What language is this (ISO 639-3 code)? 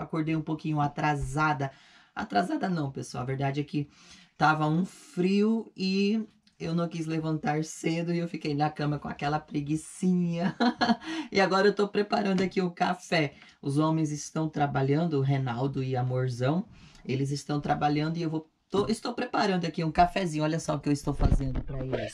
por